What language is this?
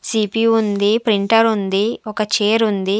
Telugu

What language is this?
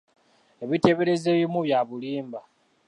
Ganda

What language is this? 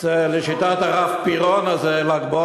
Hebrew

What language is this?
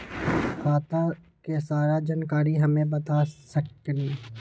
Magahi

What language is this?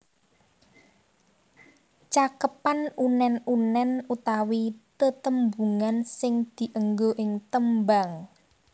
Javanese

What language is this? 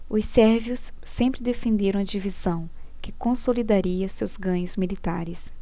Portuguese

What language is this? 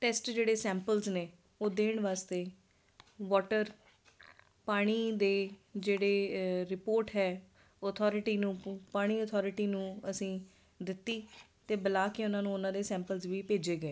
Punjabi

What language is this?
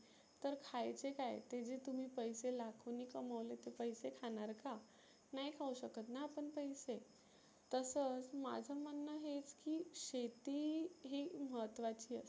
Marathi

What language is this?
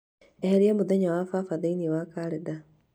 Kikuyu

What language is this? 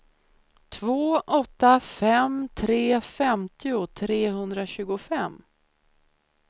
Swedish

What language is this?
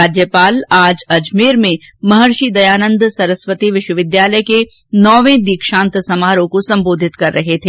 Hindi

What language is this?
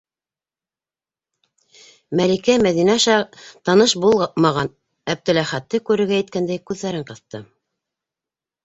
Bashkir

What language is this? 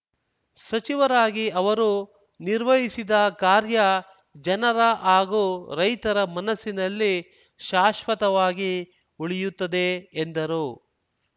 Kannada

